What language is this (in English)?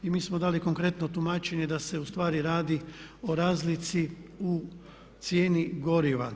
Croatian